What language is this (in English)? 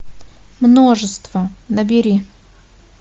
Russian